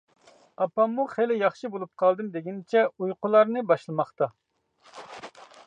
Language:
Uyghur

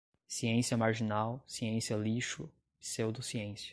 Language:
Portuguese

